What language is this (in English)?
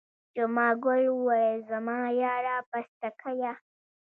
Pashto